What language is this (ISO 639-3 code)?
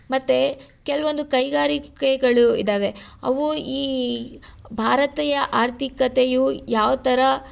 kan